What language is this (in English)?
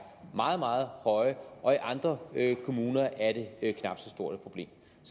Danish